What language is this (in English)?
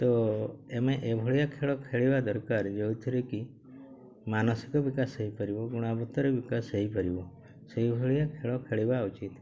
Odia